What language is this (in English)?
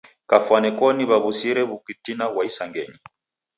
Taita